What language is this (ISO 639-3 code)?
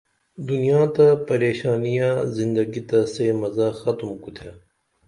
dml